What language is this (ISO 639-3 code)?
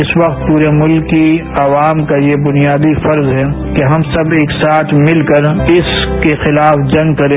hin